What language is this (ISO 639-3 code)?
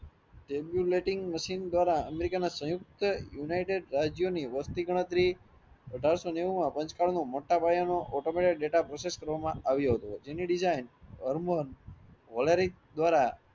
guj